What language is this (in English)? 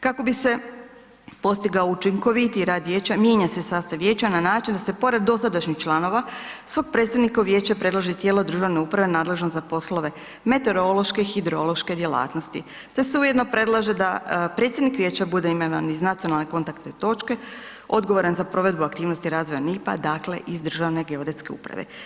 Croatian